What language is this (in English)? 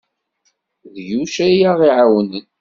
Kabyle